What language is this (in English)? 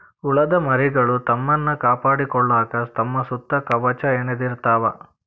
Kannada